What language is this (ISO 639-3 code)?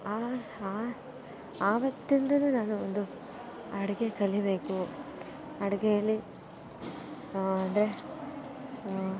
kan